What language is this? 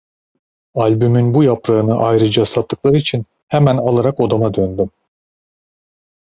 Turkish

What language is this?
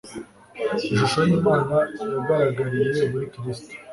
Kinyarwanda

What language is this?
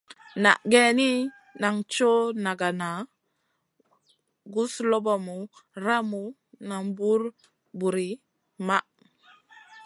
Masana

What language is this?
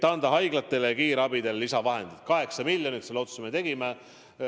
Estonian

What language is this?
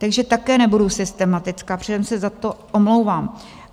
Czech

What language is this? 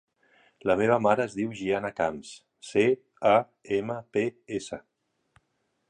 Catalan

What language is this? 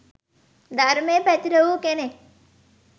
Sinhala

